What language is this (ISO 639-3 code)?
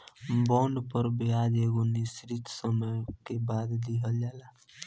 bho